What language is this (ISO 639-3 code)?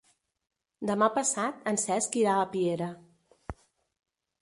cat